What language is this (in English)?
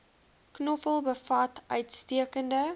Afrikaans